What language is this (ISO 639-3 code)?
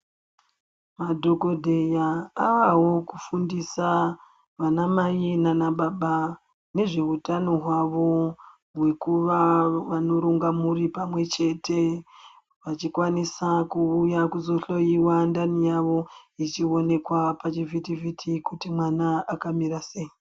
ndc